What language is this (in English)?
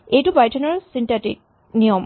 Assamese